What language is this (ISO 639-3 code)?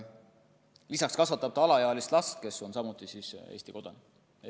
est